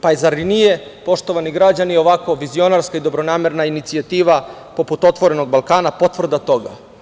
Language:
Serbian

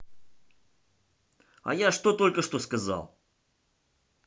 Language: Russian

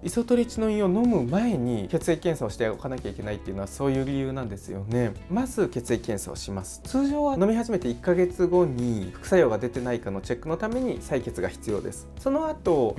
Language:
Japanese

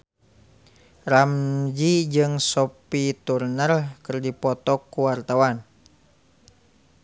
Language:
Sundanese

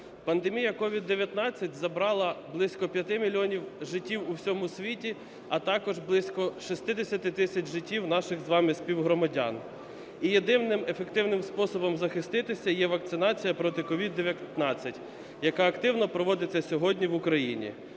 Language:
Ukrainian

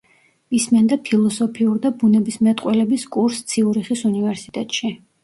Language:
Georgian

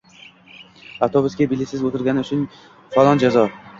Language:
Uzbek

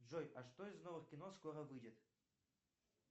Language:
Russian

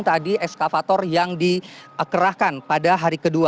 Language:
Indonesian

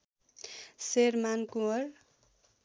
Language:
Nepali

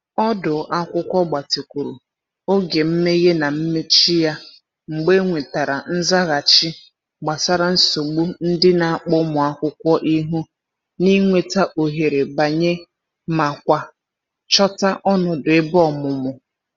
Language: Igbo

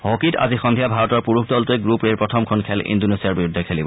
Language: Assamese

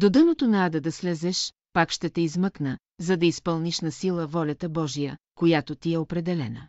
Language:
Bulgarian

